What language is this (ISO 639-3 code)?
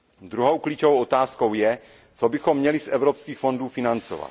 ces